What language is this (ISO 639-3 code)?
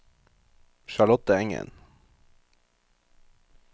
nor